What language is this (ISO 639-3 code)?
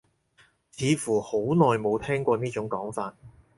yue